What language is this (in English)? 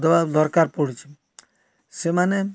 Odia